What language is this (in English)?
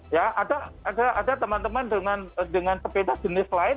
Indonesian